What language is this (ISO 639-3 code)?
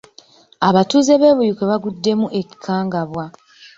lug